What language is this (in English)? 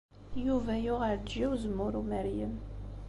Kabyle